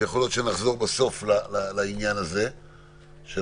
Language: Hebrew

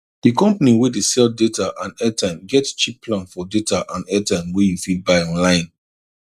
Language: Nigerian Pidgin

